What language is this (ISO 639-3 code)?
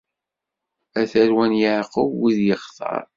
kab